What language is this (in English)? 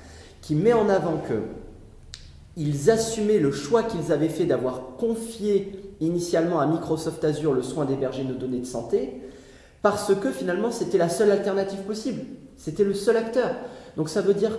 French